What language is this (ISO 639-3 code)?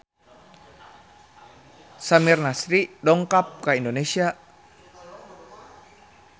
sun